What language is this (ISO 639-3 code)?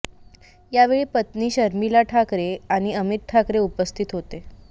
mar